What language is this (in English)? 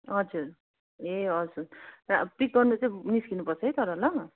Nepali